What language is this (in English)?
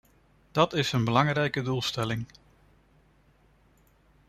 Dutch